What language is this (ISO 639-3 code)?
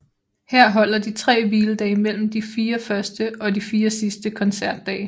dan